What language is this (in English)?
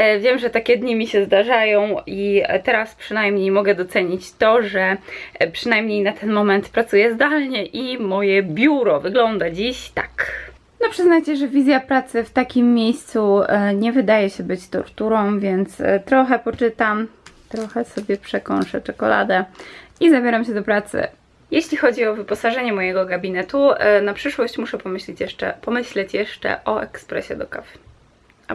Polish